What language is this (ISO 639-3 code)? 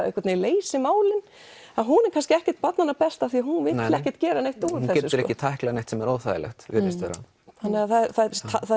isl